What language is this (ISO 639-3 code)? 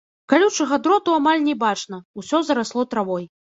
bel